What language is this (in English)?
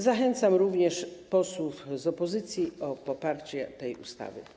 Polish